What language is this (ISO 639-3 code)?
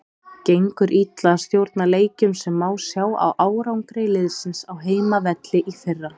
isl